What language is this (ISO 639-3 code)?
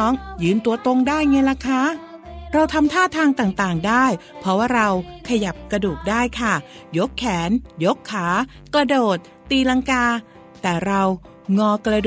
tha